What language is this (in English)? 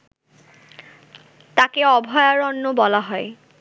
Bangla